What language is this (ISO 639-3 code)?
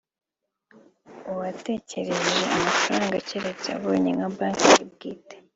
kin